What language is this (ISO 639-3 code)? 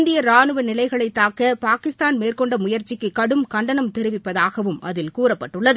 tam